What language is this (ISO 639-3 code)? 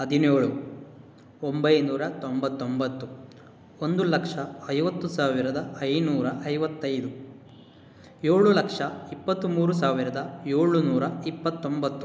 kan